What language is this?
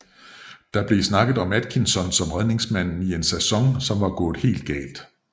Danish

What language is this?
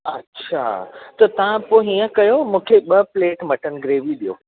Sindhi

